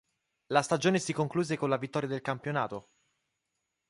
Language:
Italian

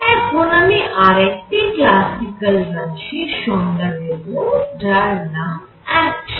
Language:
Bangla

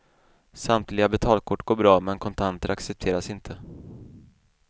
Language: Swedish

